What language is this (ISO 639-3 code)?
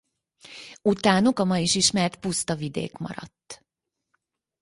hun